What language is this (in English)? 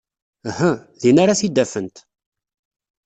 Kabyle